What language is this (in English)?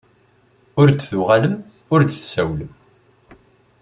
Kabyle